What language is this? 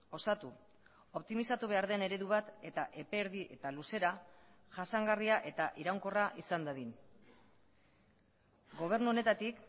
Basque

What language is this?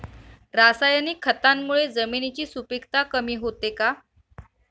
Marathi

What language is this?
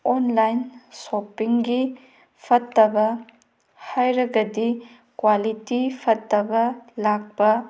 Manipuri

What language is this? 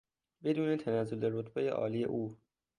Persian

